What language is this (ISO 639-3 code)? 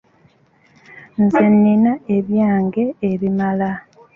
lug